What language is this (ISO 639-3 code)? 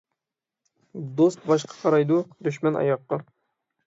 uig